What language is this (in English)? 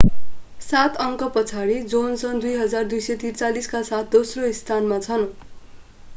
Nepali